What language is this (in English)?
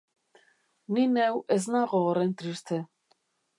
Basque